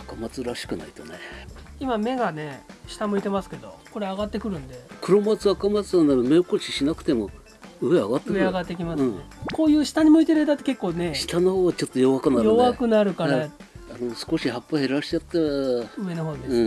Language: Japanese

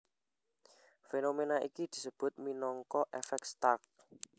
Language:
Javanese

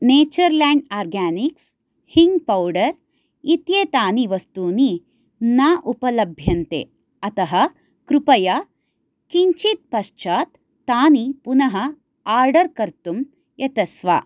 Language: Sanskrit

